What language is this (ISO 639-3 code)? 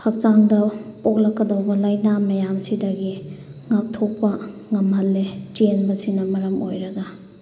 mni